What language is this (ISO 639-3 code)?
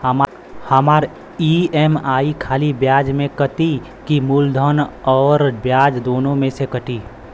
bho